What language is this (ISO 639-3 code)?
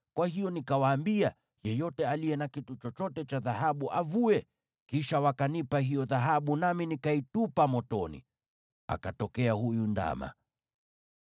swa